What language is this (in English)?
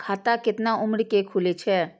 Maithili